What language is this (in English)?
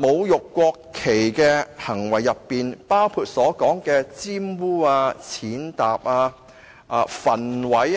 Cantonese